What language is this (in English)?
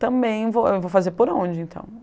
Portuguese